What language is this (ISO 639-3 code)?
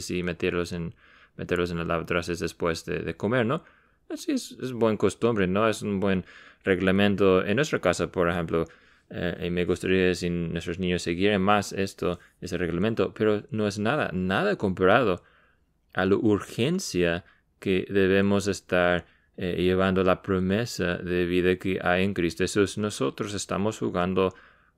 spa